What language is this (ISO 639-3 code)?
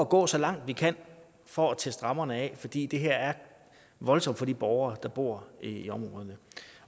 dan